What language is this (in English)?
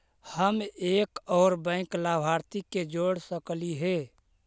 Magahi